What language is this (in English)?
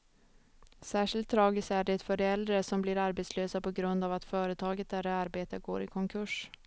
Swedish